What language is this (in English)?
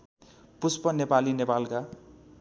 Nepali